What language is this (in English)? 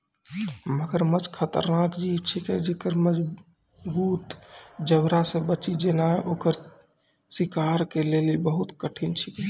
Maithili